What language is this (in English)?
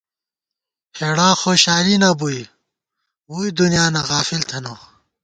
Gawar-Bati